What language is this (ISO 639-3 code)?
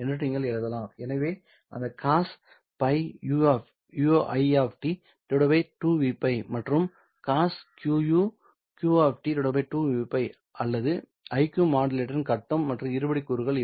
tam